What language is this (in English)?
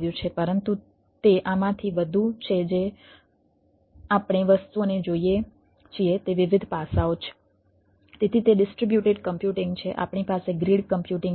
Gujarati